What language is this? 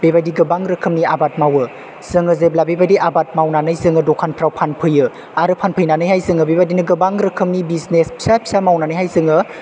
Bodo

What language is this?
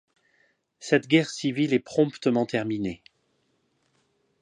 French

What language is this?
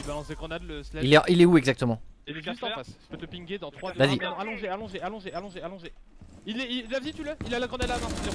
French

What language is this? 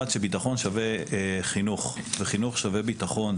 Hebrew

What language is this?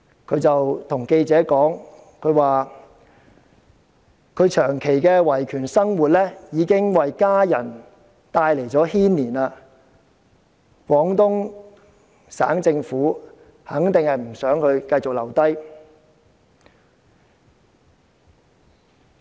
Cantonese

